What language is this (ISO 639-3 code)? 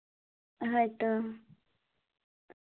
sat